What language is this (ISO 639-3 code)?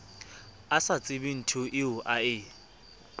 sot